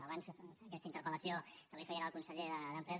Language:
Catalan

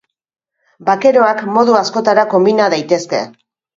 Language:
Basque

